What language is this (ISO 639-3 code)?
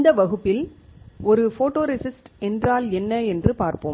tam